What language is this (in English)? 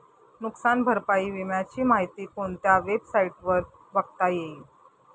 Marathi